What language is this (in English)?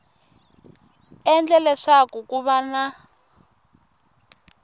Tsonga